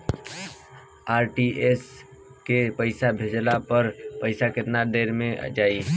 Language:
Bhojpuri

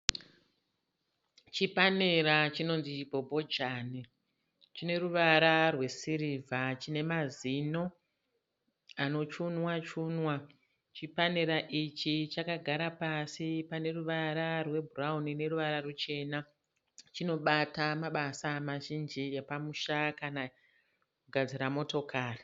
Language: Shona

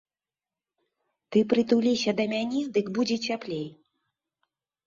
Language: Belarusian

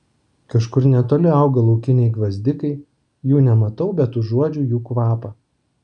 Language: Lithuanian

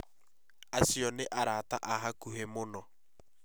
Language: Kikuyu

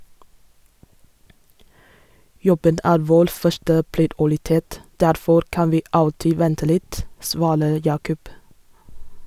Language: Norwegian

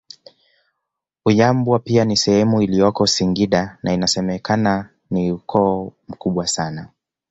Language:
Swahili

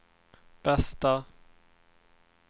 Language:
Swedish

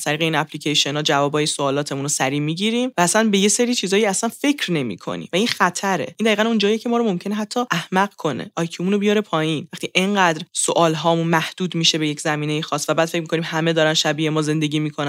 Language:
Persian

